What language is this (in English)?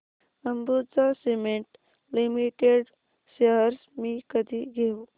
Marathi